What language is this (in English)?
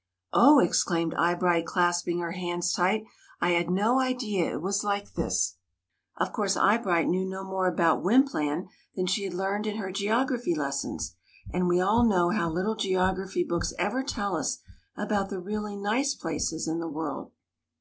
English